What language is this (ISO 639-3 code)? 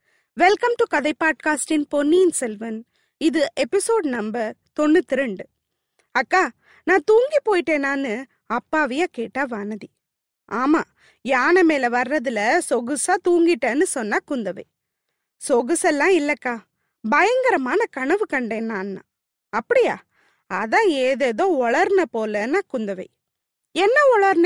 tam